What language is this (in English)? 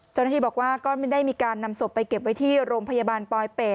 Thai